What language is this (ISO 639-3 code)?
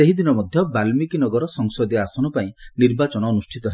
ori